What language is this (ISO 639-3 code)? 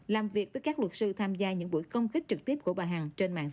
vie